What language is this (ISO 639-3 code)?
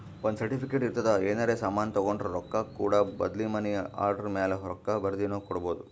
kan